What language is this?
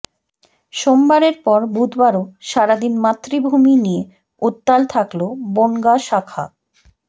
Bangla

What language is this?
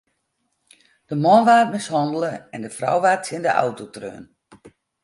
Western Frisian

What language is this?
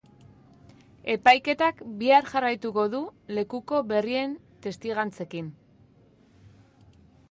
Basque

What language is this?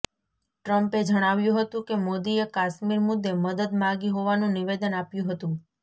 Gujarati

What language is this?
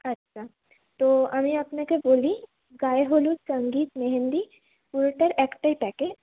Bangla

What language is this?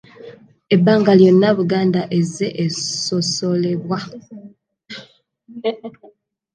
Ganda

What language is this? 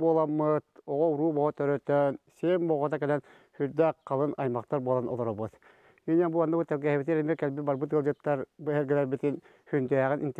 Turkish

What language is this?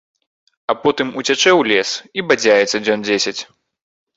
Belarusian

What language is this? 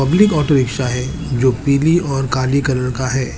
Hindi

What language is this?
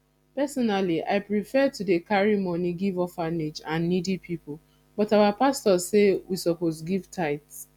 Nigerian Pidgin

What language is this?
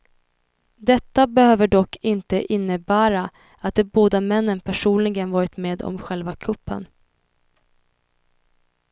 Swedish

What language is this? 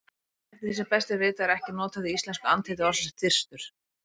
Icelandic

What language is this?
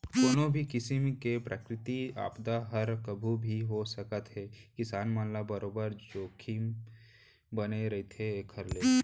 Chhattisgarhi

